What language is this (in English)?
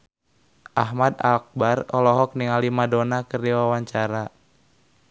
Sundanese